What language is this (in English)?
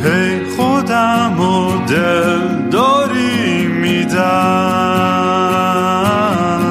Persian